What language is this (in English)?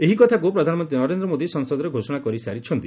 Odia